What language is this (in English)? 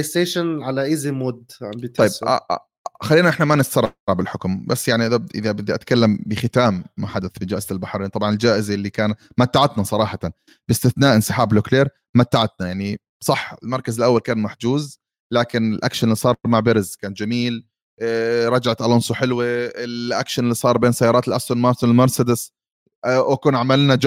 Arabic